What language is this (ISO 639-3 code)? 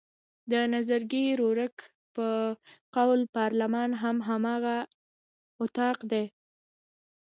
pus